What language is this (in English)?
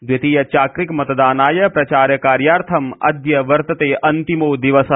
Sanskrit